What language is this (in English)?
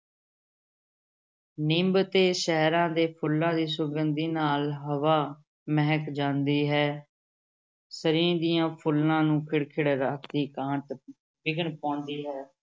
Punjabi